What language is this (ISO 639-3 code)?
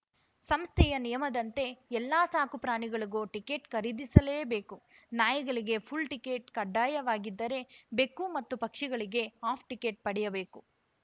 kan